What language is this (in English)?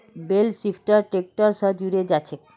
Magahi